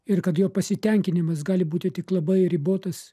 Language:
Lithuanian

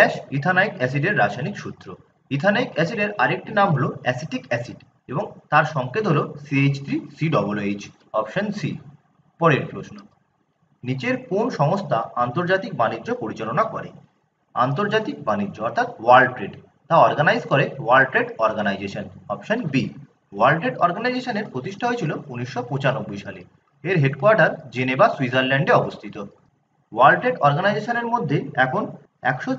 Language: Hindi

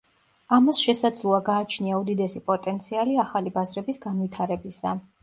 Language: Georgian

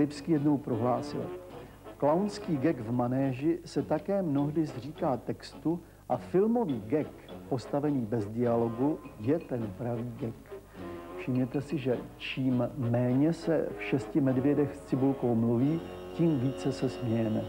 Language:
Czech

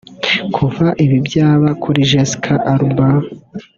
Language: Kinyarwanda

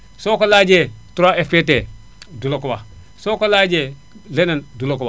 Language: Wolof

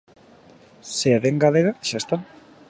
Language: Galician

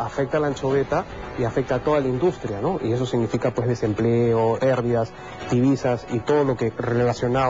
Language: Spanish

